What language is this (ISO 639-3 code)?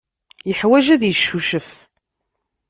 kab